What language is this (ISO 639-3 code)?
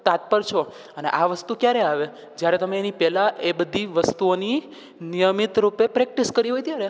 guj